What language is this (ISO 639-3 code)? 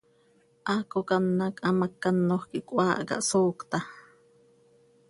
sei